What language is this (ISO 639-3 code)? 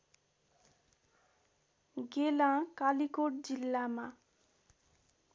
nep